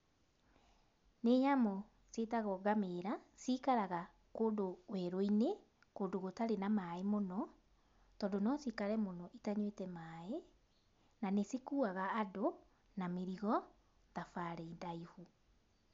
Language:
Kikuyu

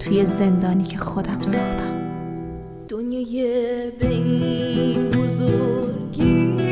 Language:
Persian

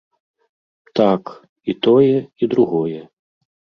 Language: Belarusian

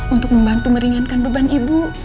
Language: Indonesian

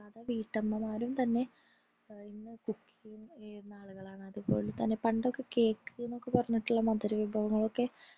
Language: Malayalam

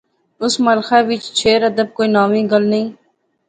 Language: Pahari-Potwari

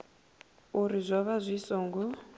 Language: Venda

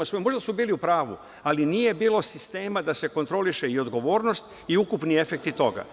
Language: Serbian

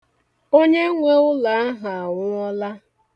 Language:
Igbo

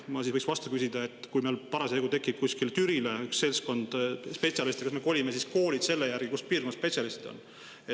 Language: Estonian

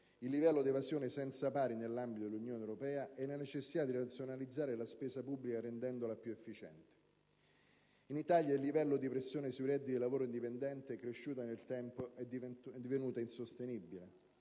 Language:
Italian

